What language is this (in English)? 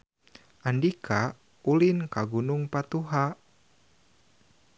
Sundanese